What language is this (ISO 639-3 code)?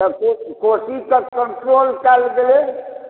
mai